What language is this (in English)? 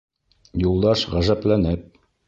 Bashkir